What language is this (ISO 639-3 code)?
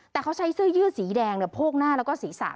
tha